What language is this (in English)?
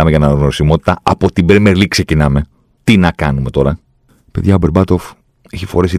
Greek